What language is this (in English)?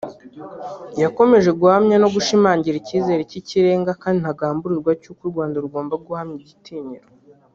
Kinyarwanda